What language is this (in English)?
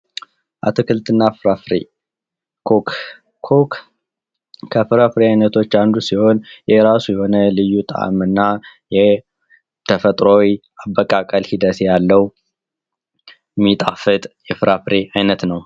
Amharic